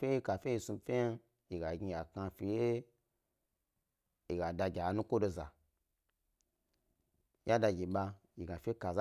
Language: Gbari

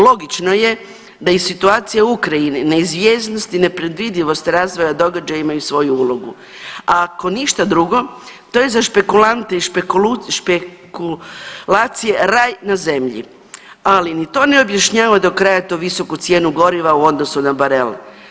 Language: Croatian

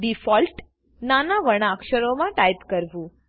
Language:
Gujarati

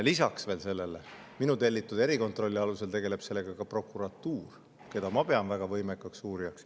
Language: Estonian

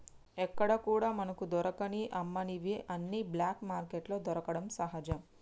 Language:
Telugu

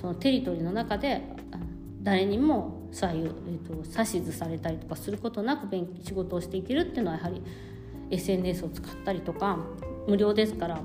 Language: Japanese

